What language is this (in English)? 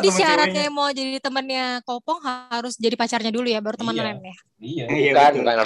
Indonesian